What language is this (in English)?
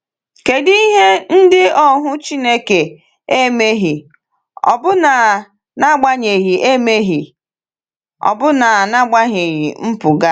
Igbo